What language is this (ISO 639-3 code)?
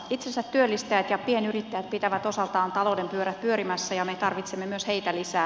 fin